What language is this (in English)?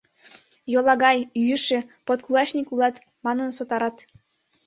Mari